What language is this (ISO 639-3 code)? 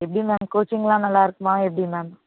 tam